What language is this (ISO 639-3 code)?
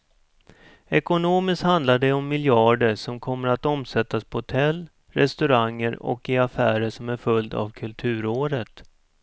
swe